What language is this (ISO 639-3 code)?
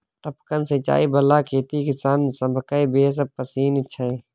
mai